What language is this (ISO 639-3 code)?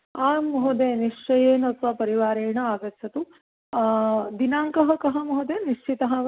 san